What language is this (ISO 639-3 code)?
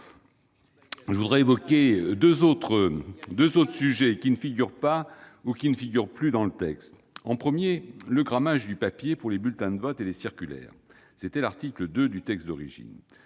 fra